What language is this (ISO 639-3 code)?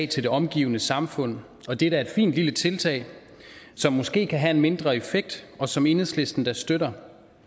dan